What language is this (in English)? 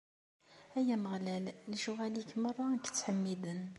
Kabyle